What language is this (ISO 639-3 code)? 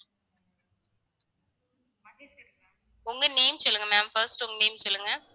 tam